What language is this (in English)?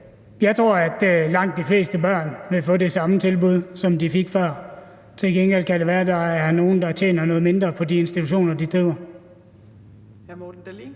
Danish